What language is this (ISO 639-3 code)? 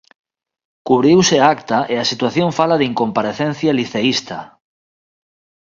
glg